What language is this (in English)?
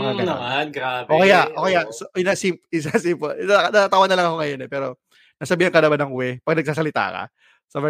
Filipino